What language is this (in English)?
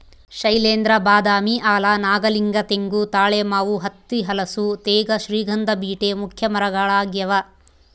Kannada